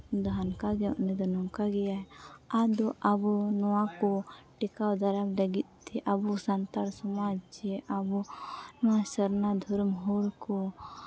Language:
Santali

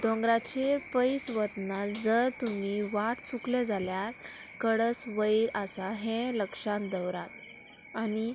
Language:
Konkani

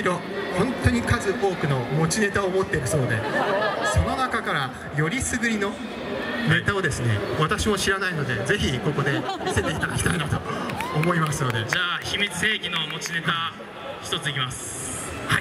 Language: Japanese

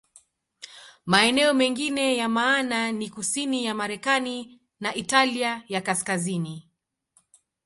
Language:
Swahili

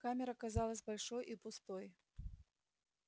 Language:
Russian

